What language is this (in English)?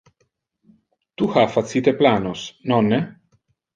Interlingua